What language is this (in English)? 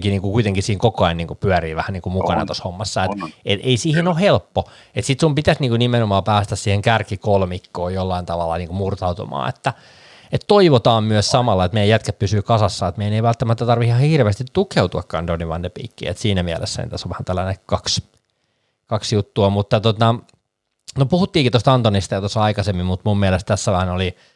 Finnish